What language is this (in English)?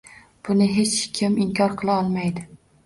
Uzbek